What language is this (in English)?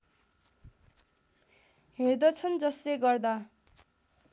Nepali